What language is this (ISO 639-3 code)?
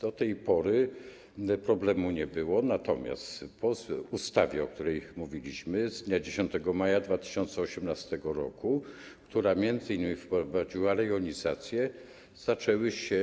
pol